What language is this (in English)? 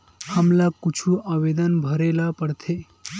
Chhattisgarhi